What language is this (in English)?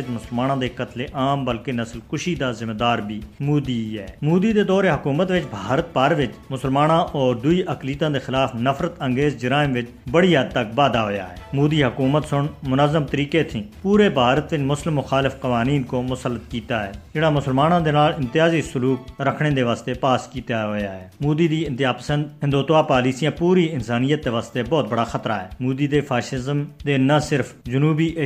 Urdu